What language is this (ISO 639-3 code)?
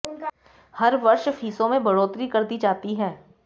hin